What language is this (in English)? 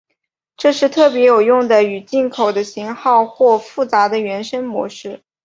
Chinese